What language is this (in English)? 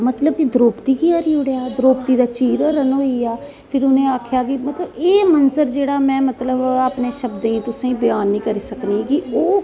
Dogri